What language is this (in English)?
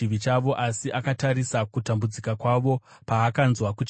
Shona